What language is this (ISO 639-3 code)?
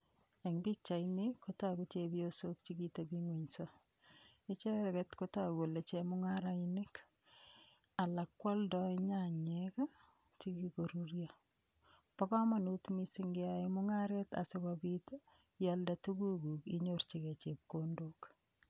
kln